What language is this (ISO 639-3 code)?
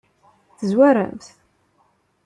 kab